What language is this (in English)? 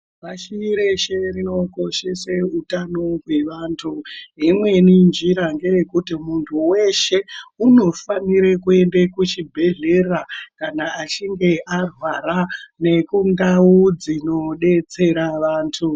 Ndau